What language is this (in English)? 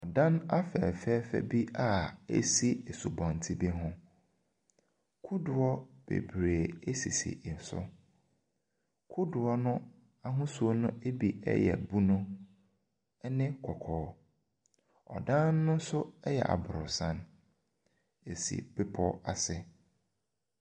Akan